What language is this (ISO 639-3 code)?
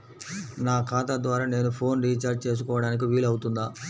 tel